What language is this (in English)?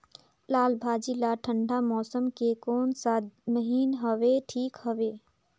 Chhattisgarhi